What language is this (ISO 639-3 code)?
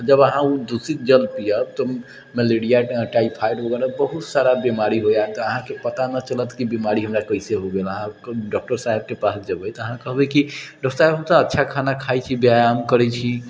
mai